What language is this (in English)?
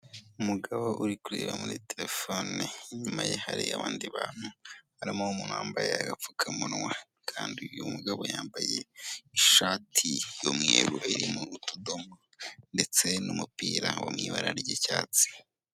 Kinyarwanda